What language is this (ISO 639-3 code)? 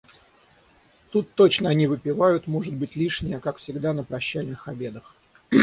rus